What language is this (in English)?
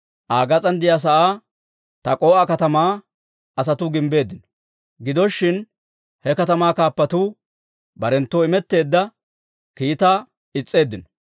Dawro